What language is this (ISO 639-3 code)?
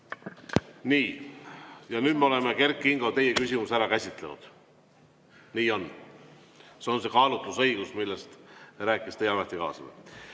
est